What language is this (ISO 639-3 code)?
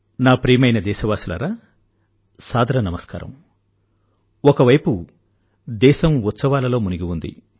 tel